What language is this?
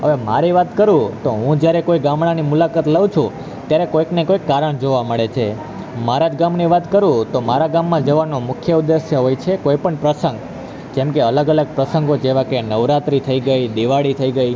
Gujarati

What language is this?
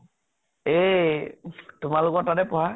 Assamese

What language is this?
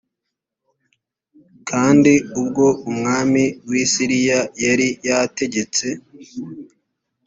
Kinyarwanda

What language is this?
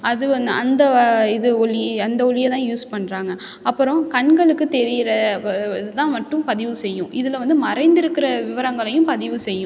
Tamil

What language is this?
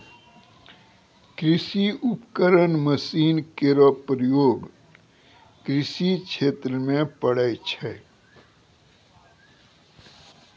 Maithili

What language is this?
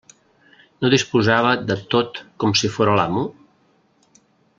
Catalan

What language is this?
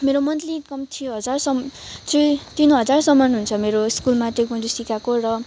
Nepali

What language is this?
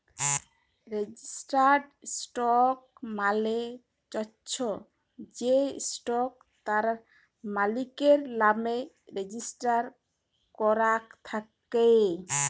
Bangla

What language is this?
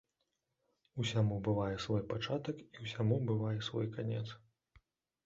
Belarusian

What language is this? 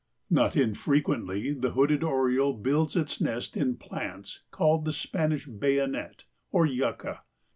English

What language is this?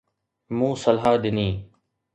Sindhi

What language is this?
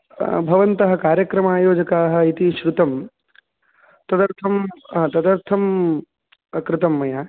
Sanskrit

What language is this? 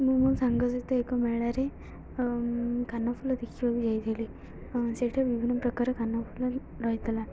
Odia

